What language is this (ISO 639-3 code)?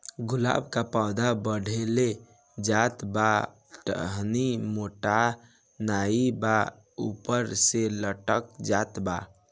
bho